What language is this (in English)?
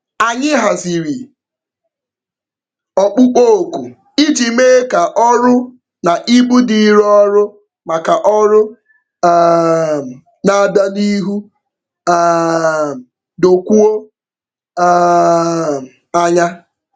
Igbo